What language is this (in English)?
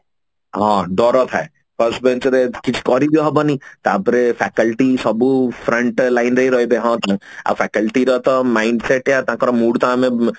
Odia